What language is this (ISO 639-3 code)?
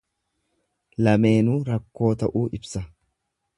orm